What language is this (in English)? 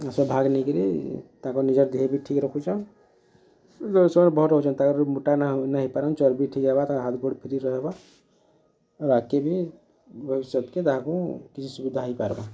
Odia